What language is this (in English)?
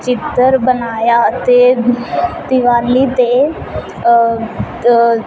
Punjabi